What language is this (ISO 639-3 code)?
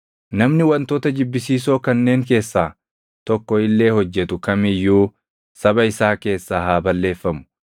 orm